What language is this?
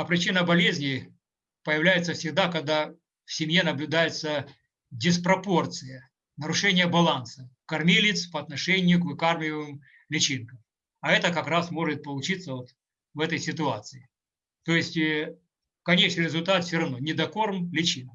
Russian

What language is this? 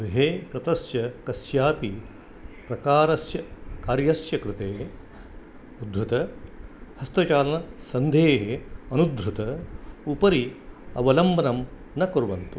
Sanskrit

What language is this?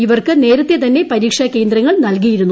Malayalam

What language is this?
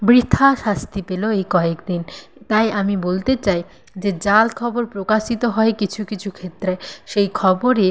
Bangla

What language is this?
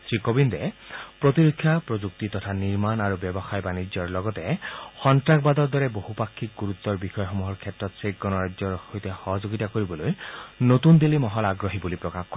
Assamese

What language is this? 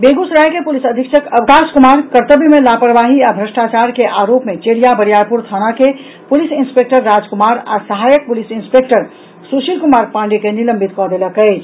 Maithili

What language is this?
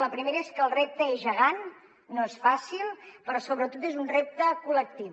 Catalan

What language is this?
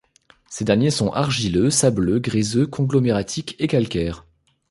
French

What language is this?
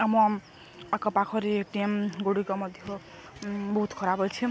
Odia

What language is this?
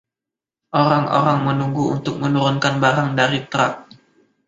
Indonesian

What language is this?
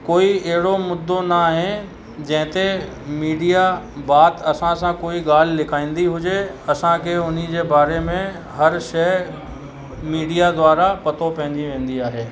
Sindhi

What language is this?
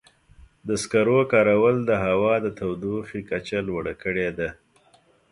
Pashto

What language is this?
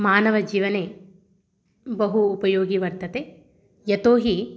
Sanskrit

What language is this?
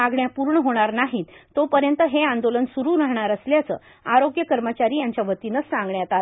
Marathi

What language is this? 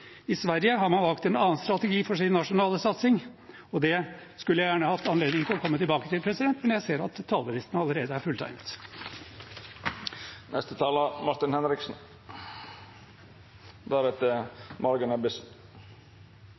Norwegian Bokmål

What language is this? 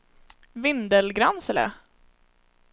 Swedish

